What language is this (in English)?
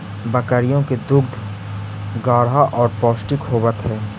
Magahi